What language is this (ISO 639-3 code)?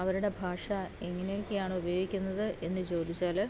mal